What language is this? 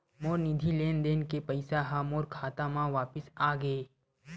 Chhattisgarhi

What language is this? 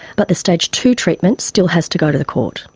English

